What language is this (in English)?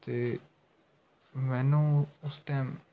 Punjabi